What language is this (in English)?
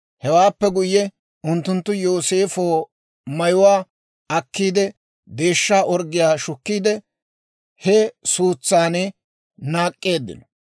Dawro